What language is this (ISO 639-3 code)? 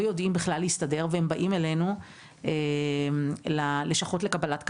heb